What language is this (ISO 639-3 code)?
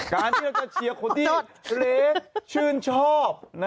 tha